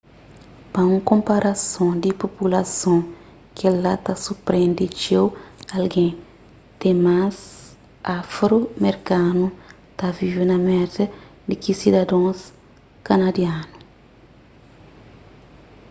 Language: Kabuverdianu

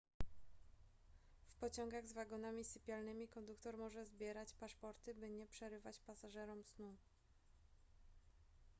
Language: Polish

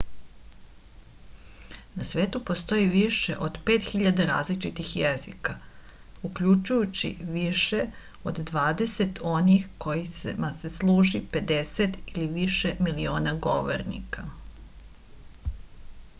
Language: Serbian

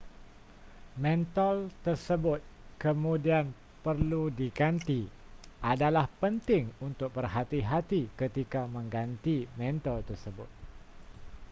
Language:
Malay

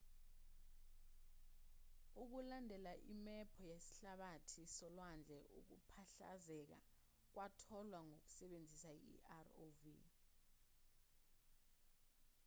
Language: Zulu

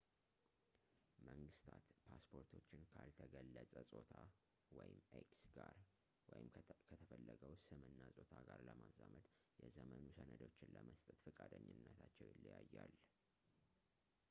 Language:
Amharic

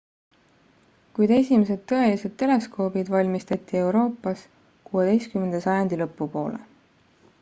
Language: Estonian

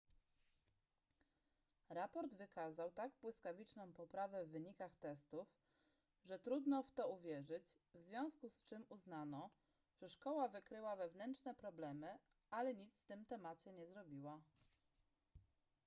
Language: Polish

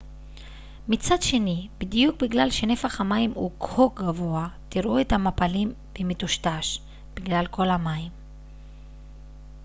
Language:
Hebrew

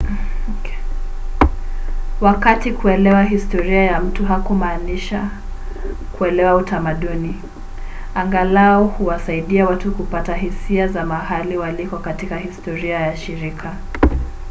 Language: Swahili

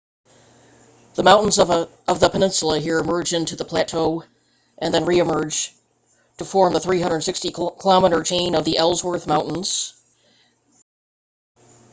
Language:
English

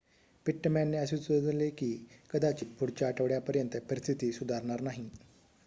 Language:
Marathi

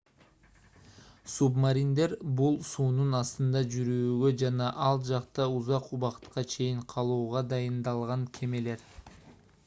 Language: Kyrgyz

